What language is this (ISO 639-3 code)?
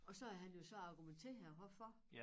dan